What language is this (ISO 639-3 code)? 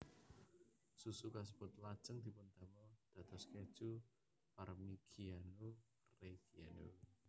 jav